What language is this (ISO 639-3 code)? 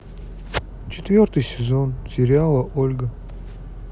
rus